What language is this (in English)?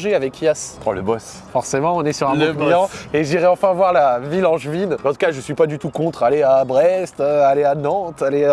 French